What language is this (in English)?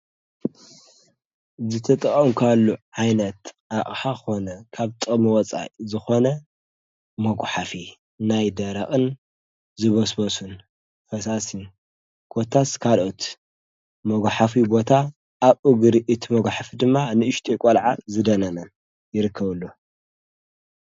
Tigrinya